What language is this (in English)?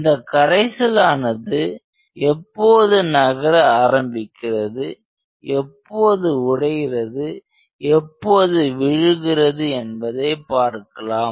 Tamil